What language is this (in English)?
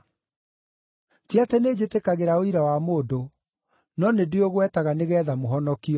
Kikuyu